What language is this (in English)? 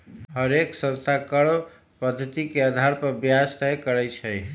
Magahi